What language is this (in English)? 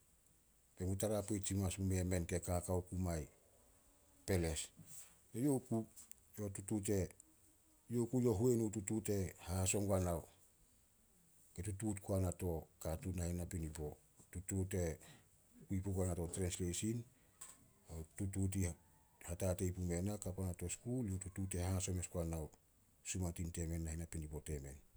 Solos